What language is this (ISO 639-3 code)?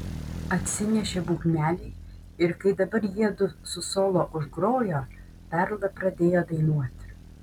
lit